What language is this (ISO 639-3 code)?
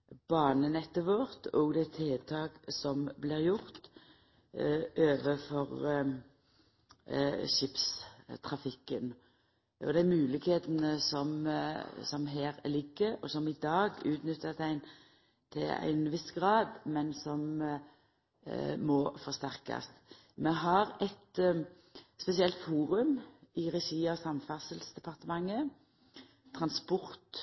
nno